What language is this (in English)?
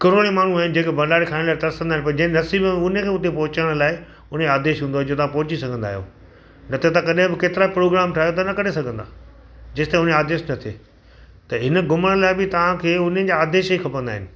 Sindhi